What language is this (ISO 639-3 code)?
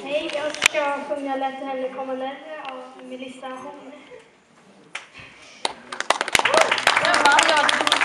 swe